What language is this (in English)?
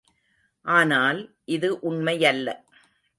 Tamil